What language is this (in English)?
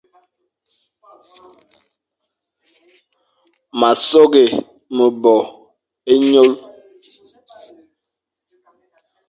Fang